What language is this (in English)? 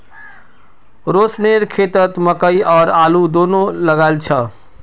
Magahi